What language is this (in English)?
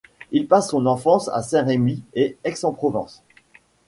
French